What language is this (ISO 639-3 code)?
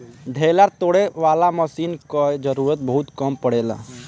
bho